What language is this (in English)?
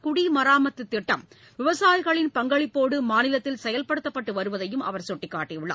Tamil